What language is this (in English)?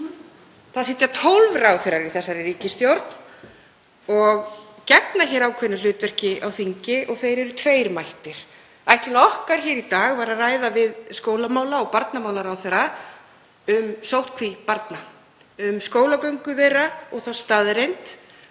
Icelandic